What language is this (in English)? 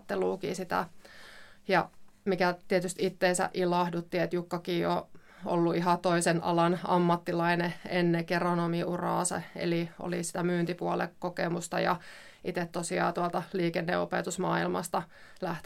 Finnish